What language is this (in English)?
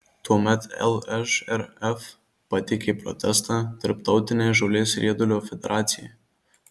Lithuanian